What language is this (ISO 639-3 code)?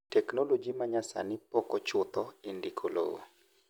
luo